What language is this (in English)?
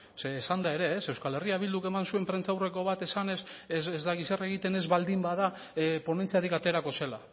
Basque